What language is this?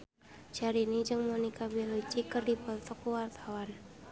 Sundanese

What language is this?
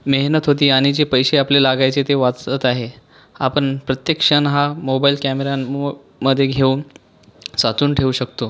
Marathi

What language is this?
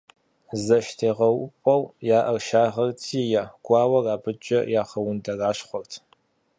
Kabardian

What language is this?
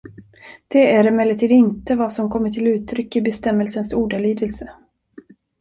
Swedish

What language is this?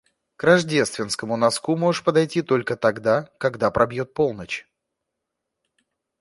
Russian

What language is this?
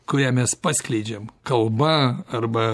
Lithuanian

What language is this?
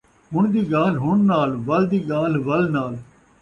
Saraiki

